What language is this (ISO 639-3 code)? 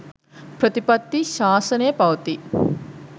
sin